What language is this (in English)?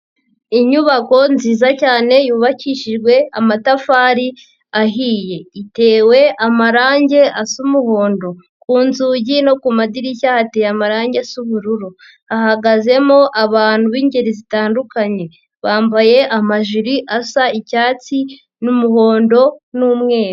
Kinyarwanda